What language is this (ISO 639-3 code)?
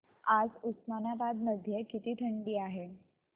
mar